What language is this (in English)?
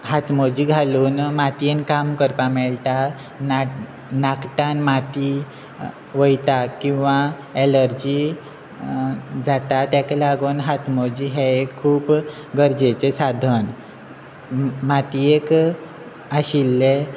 Konkani